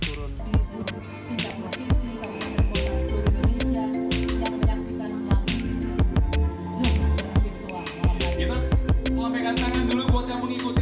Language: Indonesian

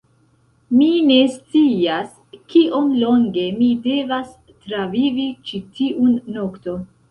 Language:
Esperanto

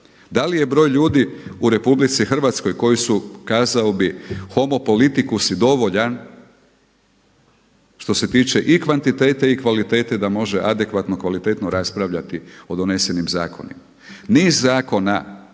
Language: Croatian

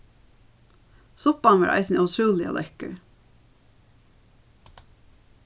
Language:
Faroese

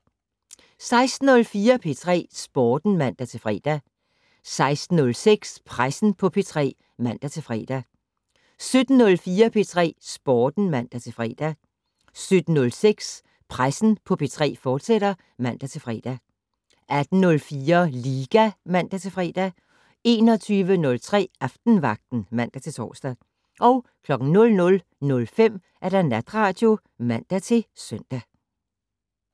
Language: Danish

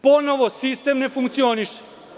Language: Serbian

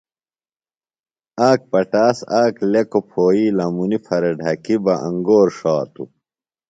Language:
Phalura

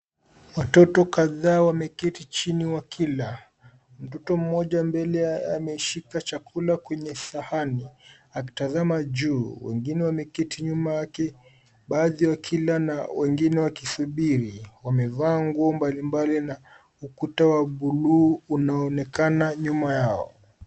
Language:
Swahili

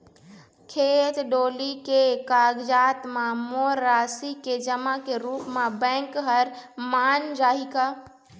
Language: Chhattisgarhi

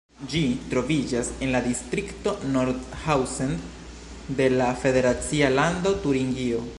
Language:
Esperanto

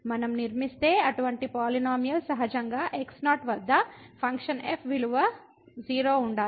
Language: Telugu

